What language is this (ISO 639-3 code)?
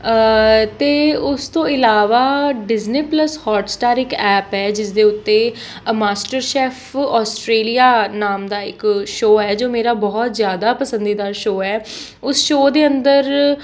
pan